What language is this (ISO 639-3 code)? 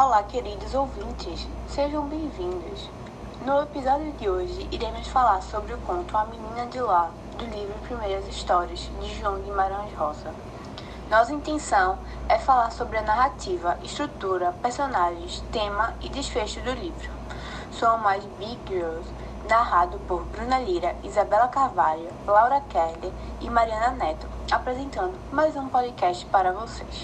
por